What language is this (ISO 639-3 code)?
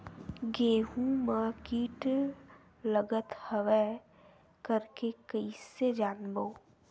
hne